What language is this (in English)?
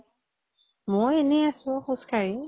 Assamese